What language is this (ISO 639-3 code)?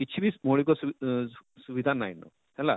ori